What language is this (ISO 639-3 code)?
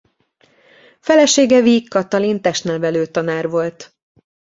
hun